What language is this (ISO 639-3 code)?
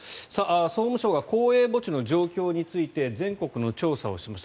jpn